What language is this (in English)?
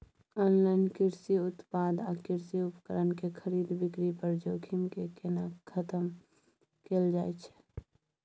Maithili